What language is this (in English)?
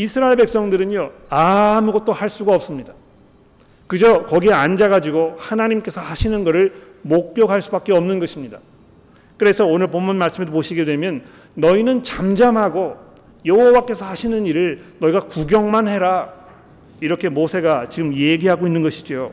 Korean